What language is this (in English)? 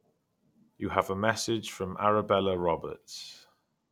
English